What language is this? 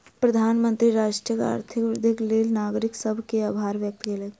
Maithili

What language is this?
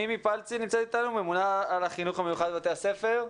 Hebrew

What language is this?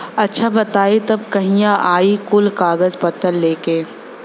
Bhojpuri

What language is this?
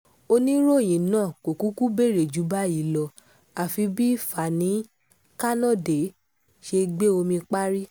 Yoruba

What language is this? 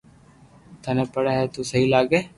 Loarki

